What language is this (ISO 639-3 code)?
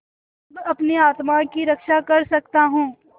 hin